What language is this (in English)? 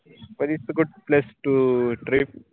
Marathi